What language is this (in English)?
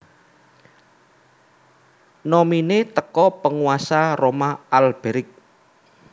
Javanese